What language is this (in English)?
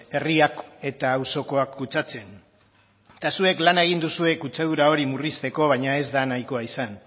Basque